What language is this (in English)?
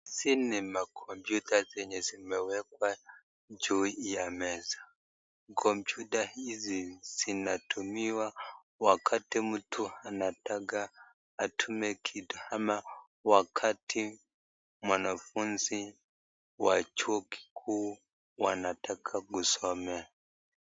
Swahili